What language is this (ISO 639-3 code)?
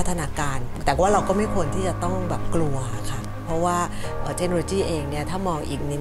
tha